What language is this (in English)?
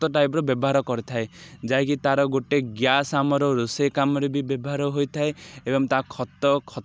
Odia